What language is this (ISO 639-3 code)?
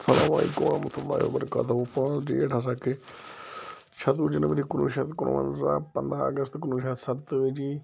kas